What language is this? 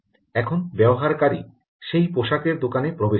Bangla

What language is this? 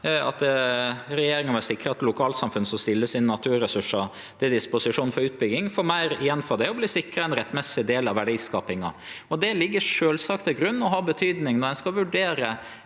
Norwegian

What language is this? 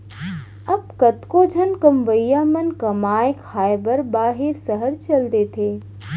Chhattisgarhi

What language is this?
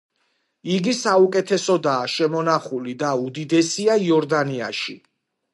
Georgian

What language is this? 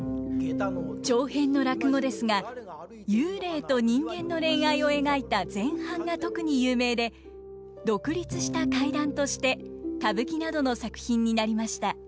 Japanese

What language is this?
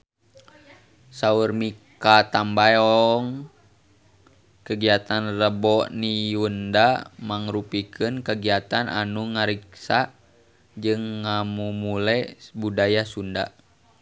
Sundanese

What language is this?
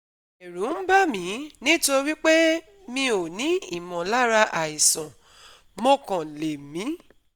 Yoruba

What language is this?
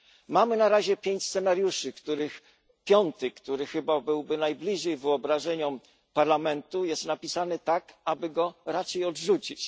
Polish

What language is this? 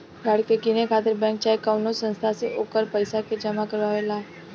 Bhojpuri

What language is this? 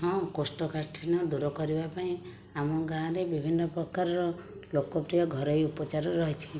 Odia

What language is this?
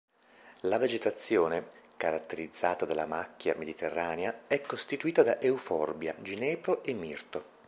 Italian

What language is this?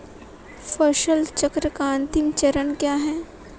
Hindi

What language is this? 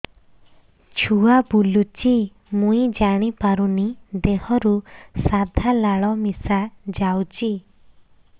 Odia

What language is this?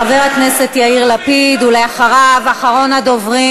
Hebrew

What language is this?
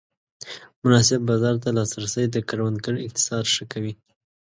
Pashto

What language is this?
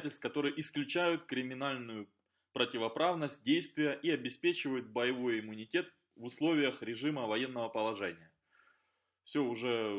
Russian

